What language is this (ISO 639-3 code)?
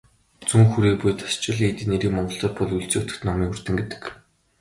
mon